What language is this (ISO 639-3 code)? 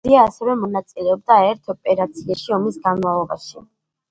kat